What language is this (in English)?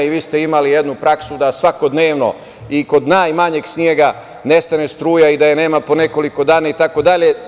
Serbian